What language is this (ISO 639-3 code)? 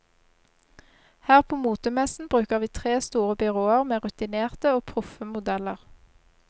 nor